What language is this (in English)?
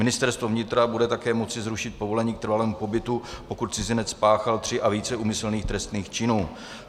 Czech